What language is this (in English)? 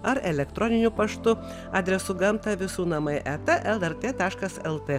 Lithuanian